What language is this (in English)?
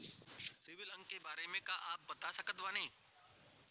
Bhojpuri